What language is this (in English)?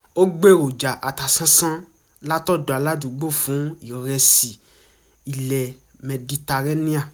Yoruba